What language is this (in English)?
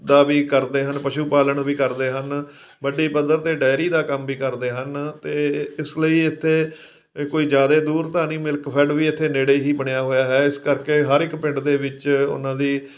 Punjabi